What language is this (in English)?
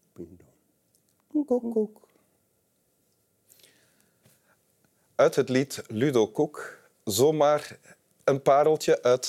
Dutch